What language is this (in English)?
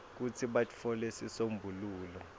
Swati